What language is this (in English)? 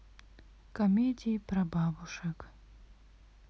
Russian